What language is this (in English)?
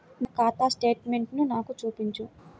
Telugu